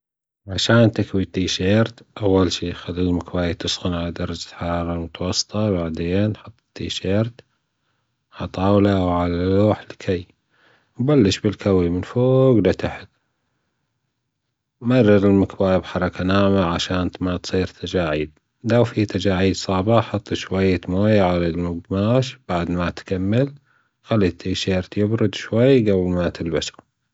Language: Gulf Arabic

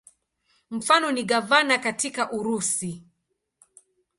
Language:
Swahili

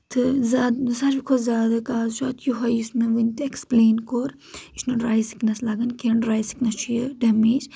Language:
Kashmiri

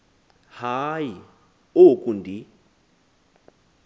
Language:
Xhosa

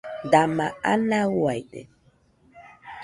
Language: Nüpode Huitoto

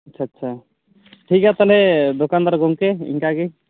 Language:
Santali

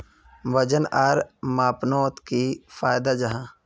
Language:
Magahi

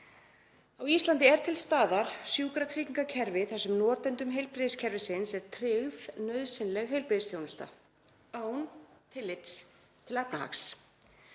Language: Icelandic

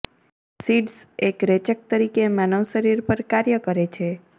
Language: Gujarati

